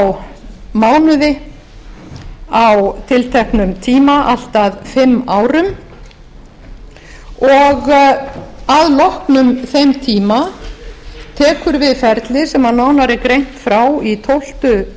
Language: Icelandic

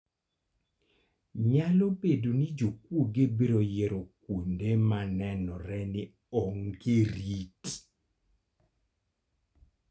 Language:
Luo (Kenya and Tanzania)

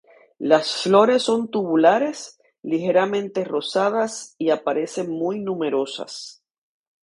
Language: Spanish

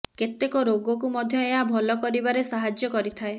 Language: Odia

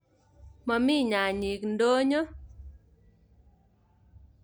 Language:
Kalenjin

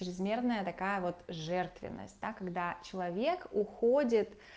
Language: Russian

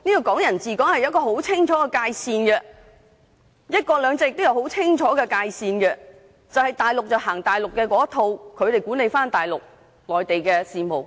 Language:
Cantonese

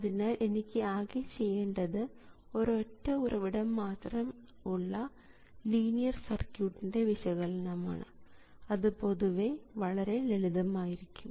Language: Malayalam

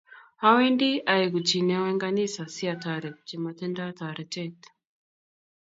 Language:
Kalenjin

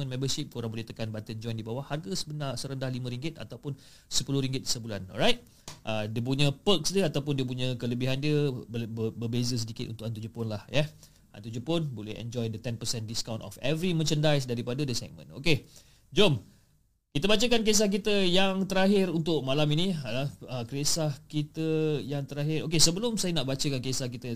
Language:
Malay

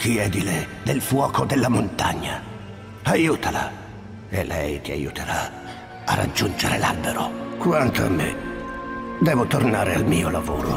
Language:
Italian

